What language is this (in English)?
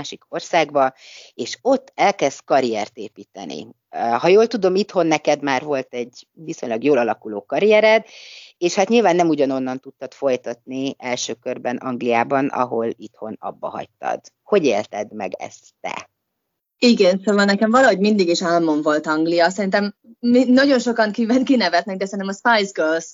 Hungarian